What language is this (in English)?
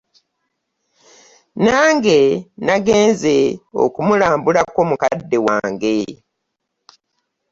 Ganda